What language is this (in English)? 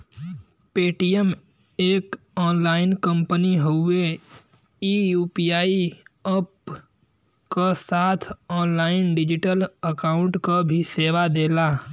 Bhojpuri